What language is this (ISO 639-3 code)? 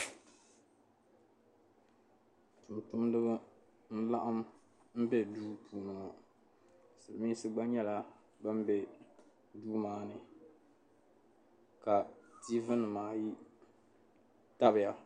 dag